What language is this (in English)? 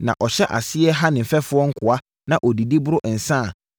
Akan